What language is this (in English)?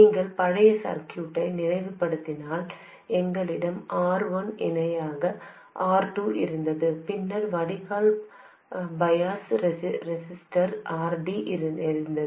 Tamil